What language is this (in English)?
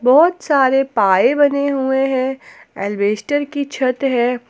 Hindi